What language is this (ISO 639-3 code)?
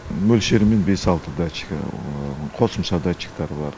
kaz